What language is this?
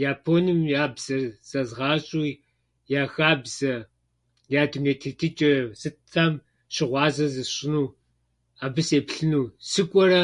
Kabardian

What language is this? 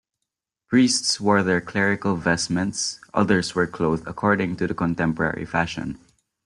English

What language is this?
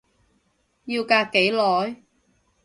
Cantonese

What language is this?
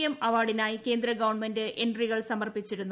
Malayalam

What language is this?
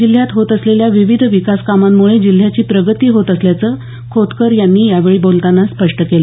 Marathi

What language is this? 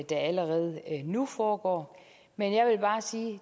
Danish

